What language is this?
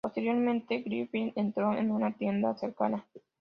Spanish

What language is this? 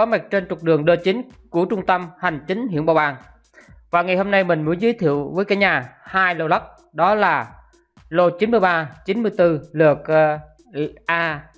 Vietnamese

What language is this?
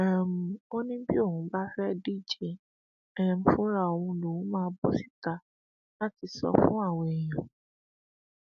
Yoruba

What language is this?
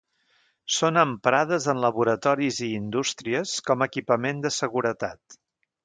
Catalan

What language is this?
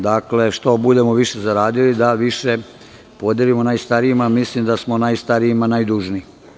Serbian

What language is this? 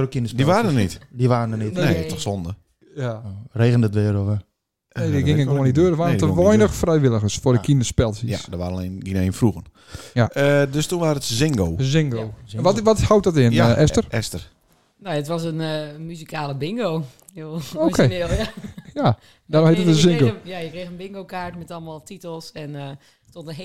Dutch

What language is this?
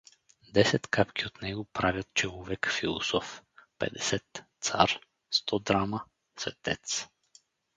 Bulgarian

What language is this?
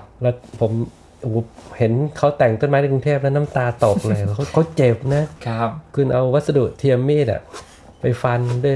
Thai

